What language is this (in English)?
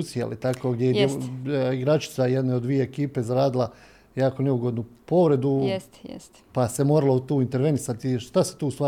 Croatian